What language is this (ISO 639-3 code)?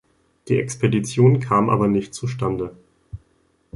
deu